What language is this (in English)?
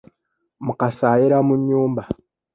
Ganda